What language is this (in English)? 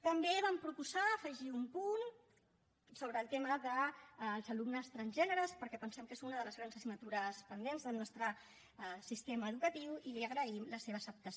Catalan